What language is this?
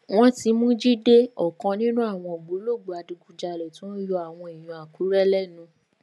Yoruba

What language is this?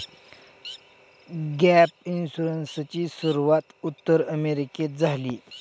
Marathi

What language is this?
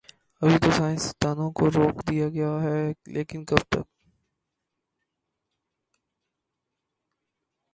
Urdu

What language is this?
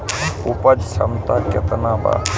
Bhojpuri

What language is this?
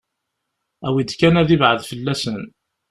Kabyle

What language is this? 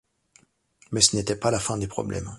French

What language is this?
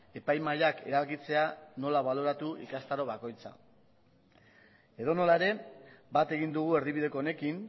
Basque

